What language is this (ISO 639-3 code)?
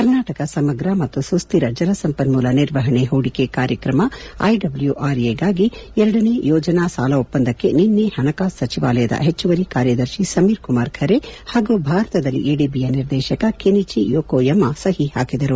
kan